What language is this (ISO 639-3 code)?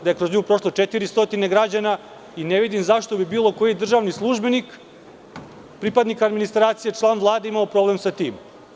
srp